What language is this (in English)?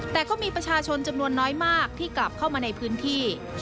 Thai